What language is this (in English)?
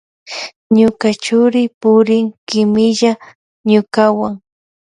Loja Highland Quichua